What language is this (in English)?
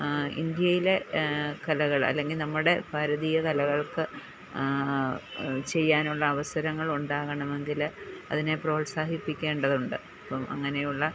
Malayalam